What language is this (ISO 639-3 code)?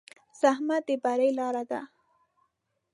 pus